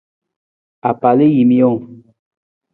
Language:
Nawdm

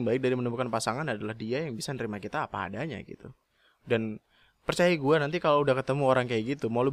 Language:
Indonesian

